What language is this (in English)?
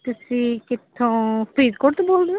Punjabi